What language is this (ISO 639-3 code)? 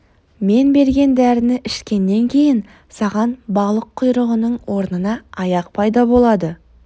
kaz